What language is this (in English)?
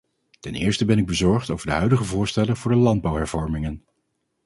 Dutch